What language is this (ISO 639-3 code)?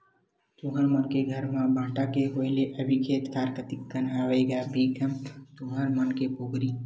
hne